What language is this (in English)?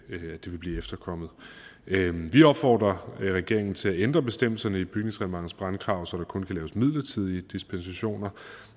Danish